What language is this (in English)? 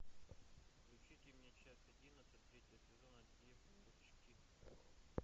Russian